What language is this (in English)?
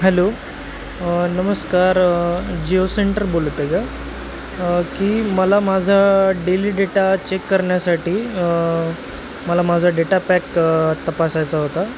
Marathi